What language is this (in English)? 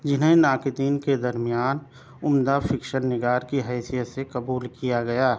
Urdu